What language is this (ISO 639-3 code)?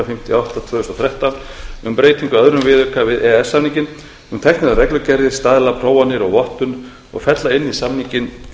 isl